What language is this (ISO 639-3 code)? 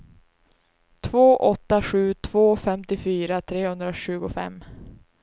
swe